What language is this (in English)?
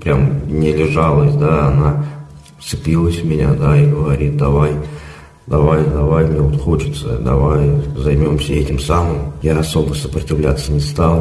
Russian